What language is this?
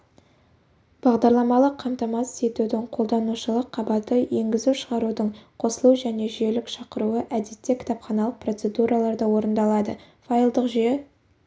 Kazakh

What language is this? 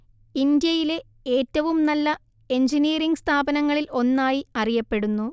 Malayalam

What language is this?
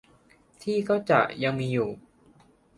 Thai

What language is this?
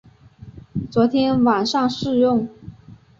Chinese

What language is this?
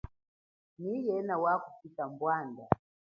Chokwe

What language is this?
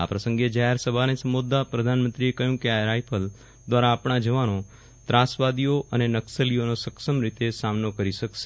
Gujarati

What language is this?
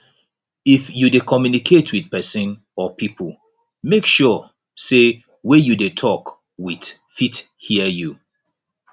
Nigerian Pidgin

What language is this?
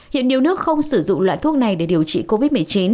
Vietnamese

